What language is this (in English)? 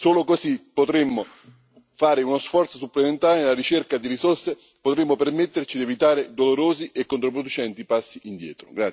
Italian